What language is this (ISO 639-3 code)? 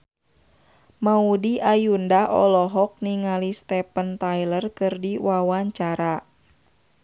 sun